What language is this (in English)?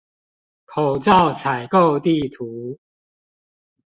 Chinese